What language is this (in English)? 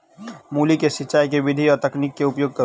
Maithili